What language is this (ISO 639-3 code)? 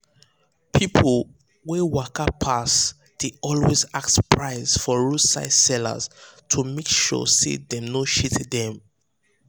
pcm